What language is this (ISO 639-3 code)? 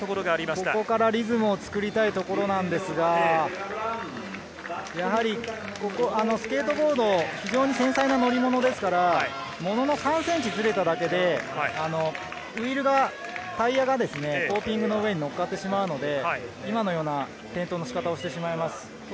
jpn